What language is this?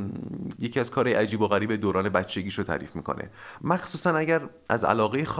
Persian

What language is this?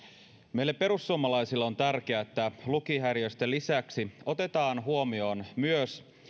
Finnish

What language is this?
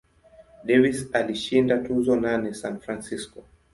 Swahili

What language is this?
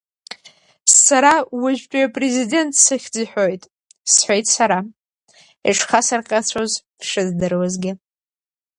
Abkhazian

